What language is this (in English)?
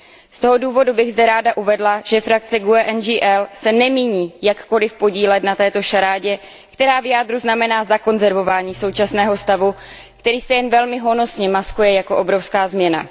Czech